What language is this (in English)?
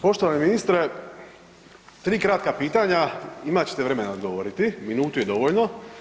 Croatian